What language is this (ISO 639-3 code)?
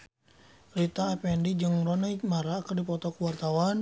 sun